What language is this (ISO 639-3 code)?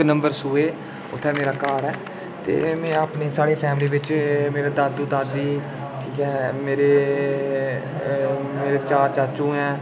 doi